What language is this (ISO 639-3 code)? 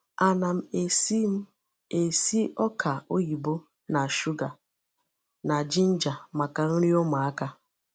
ibo